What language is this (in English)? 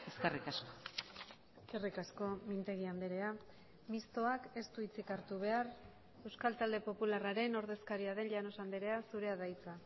Basque